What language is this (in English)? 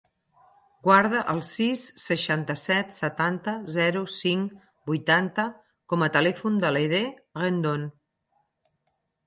Catalan